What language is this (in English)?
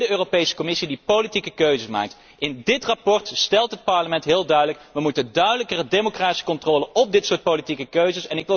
Dutch